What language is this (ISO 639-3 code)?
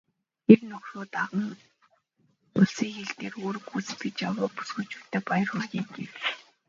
mon